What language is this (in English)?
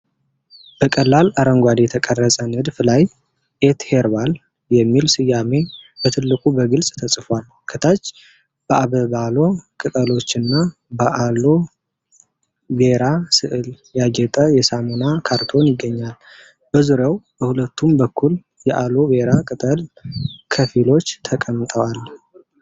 Amharic